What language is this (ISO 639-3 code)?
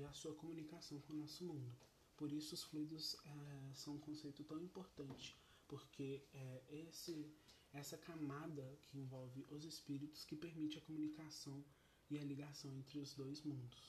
por